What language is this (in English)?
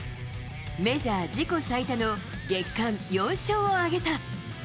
Japanese